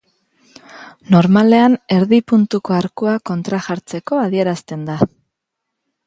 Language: Basque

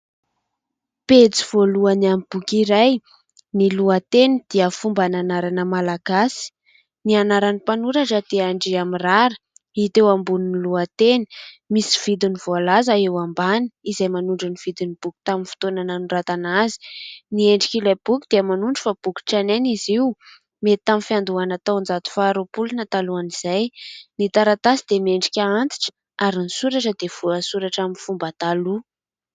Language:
Malagasy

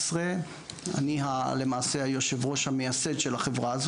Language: Hebrew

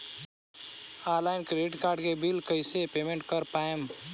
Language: Bhojpuri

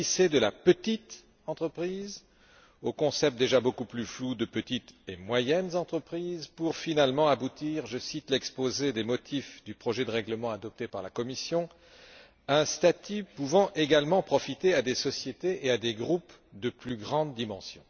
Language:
French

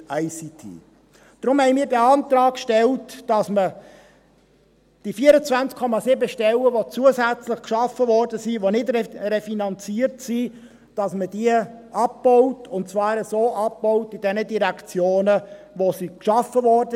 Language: Swiss German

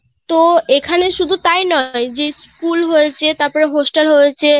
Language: Bangla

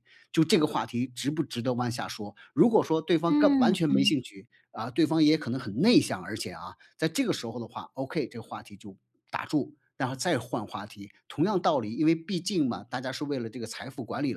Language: Chinese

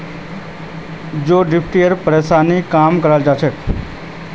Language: Magahi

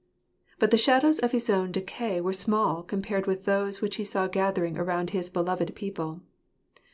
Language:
English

